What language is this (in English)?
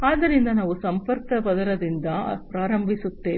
Kannada